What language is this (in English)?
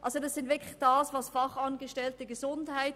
Swiss German